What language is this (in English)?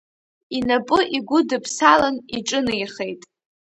Abkhazian